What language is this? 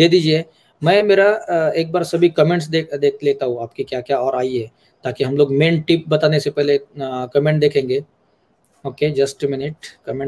Hindi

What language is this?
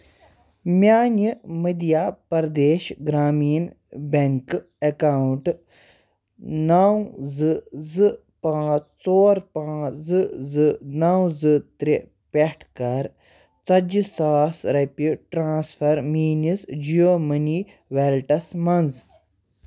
Kashmiri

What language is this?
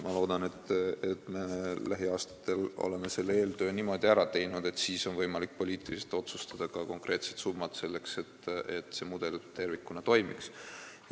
Estonian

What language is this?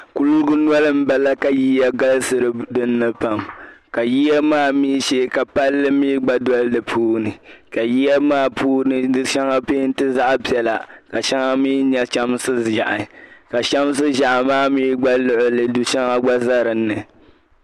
Dagbani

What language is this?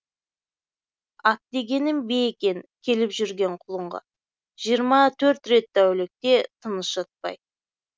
Kazakh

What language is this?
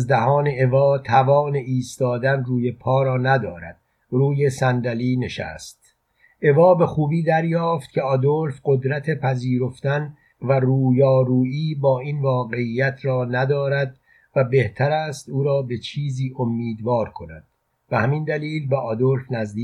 Persian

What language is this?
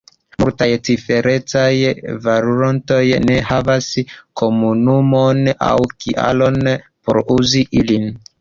Esperanto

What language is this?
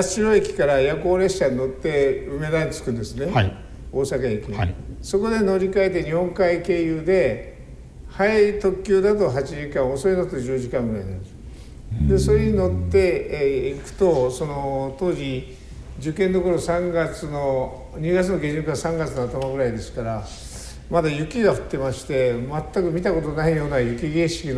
Japanese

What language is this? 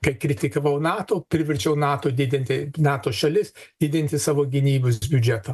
Lithuanian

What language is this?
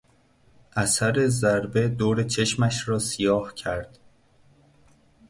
Persian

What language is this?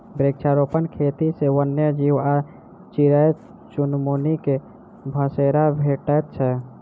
Maithili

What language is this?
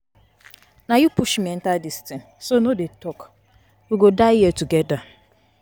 Nigerian Pidgin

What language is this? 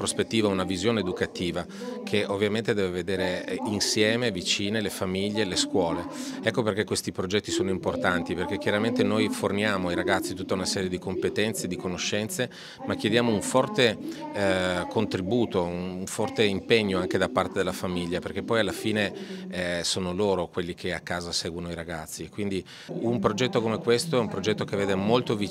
Italian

